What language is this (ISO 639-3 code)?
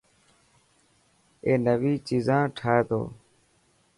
mki